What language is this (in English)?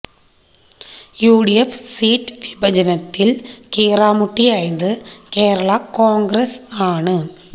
Malayalam